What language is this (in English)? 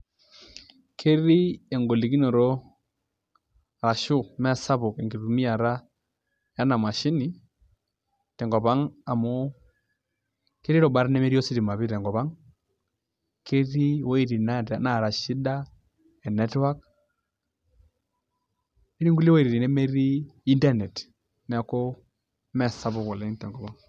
Masai